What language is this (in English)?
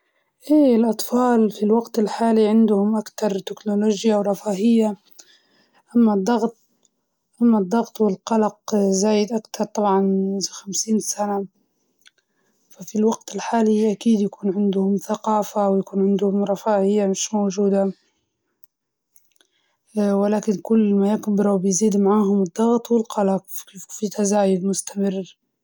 Libyan Arabic